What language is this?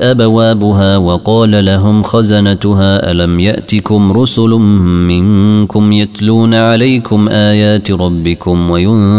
Arabic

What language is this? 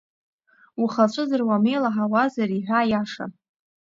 Abkhazian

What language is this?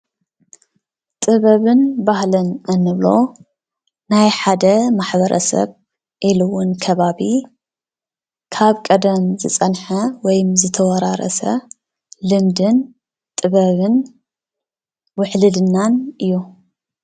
Tigrinya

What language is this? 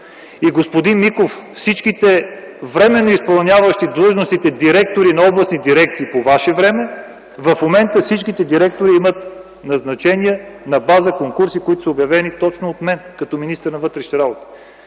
Bulgarian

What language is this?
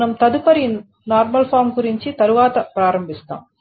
Telugu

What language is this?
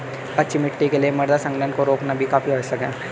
Hindi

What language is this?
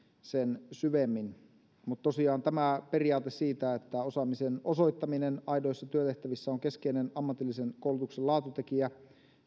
Finnish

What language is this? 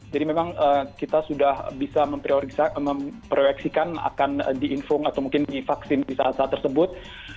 Indonesian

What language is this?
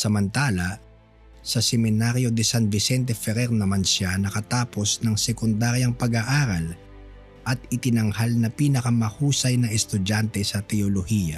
Filipino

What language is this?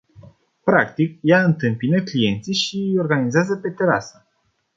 Romanian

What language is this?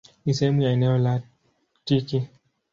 Swahili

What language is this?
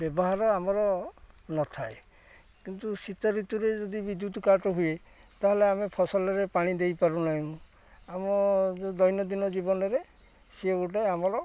Odia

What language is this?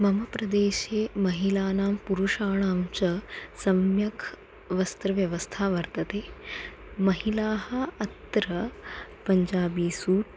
Sanskrit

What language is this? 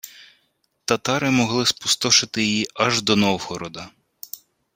Ukrainian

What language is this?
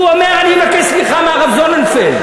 Hebrew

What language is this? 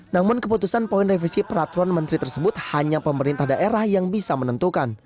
Indonesian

